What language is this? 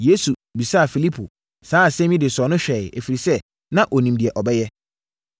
Akan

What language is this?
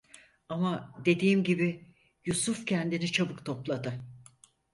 Turkish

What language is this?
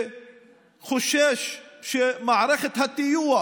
Hebrew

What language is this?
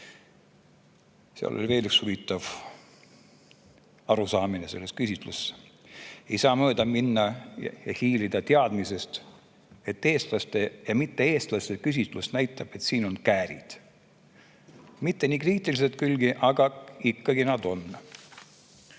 Estonian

